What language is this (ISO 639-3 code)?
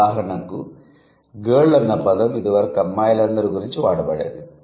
tel